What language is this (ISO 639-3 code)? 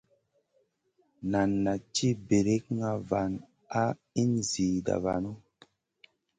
mcn